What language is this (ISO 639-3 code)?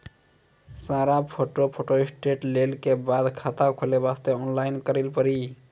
mai